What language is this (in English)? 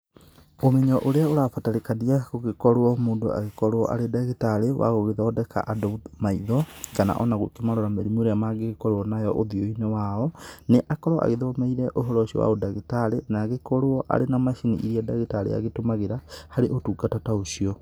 Kikuyu